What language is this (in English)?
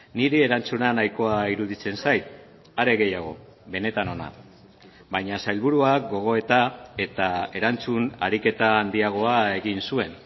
Basque